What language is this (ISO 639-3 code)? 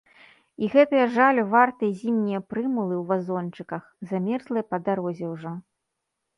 bel